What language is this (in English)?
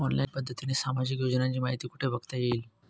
Marathi